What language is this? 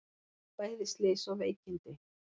Icelandic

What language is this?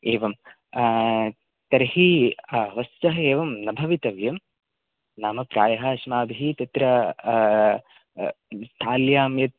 Sanskrit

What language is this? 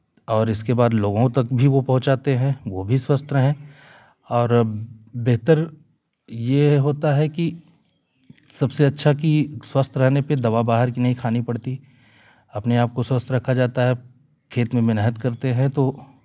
Hindi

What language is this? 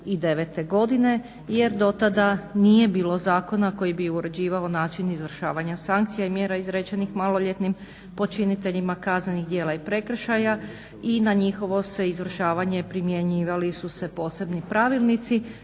Croatian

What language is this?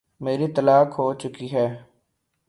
Urdu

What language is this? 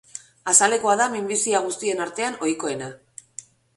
Basque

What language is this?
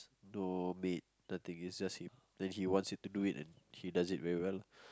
English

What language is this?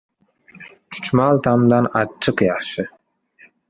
Uzbek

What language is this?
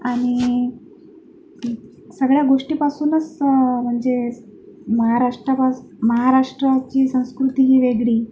Marathi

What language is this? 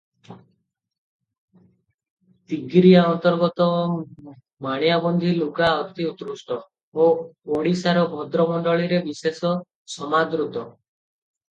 Odia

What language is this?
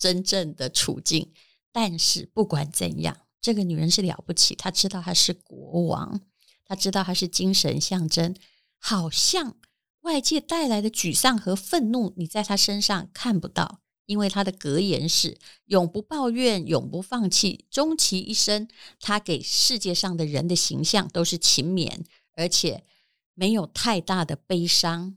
Chinese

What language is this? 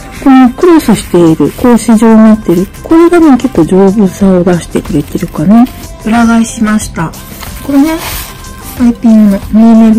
Japanese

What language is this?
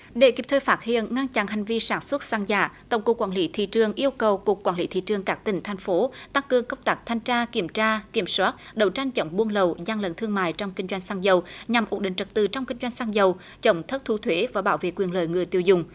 Vietnamese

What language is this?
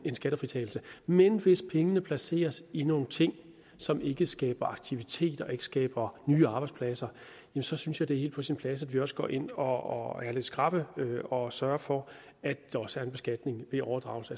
Danish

